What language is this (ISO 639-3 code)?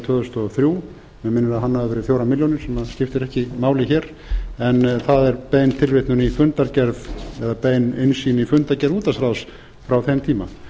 isl